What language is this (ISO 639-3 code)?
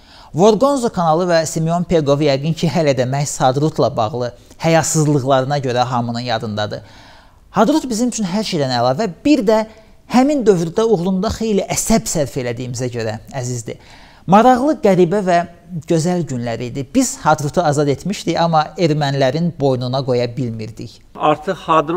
tur